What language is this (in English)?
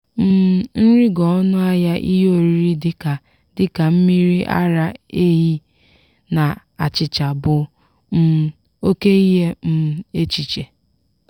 Igbo